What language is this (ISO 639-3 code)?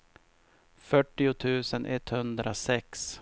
swe